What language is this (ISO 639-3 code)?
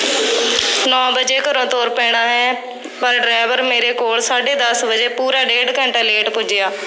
pan